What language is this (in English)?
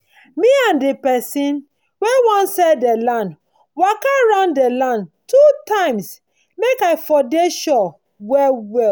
Nigerian Pidgin